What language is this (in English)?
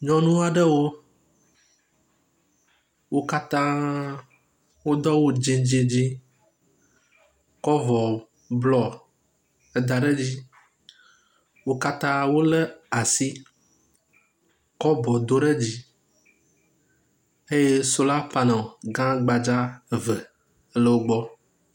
Ewe